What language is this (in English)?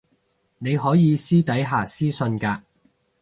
Cantonese